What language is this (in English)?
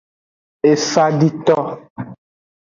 Aja (Benin)